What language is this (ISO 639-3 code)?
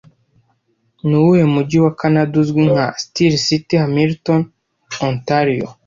kin